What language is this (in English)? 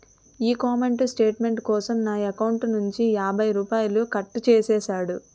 Telugu